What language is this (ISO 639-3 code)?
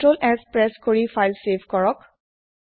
asm